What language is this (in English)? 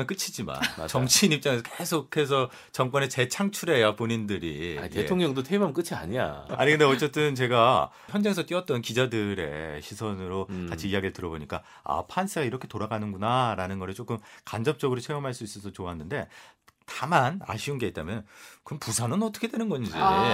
Korean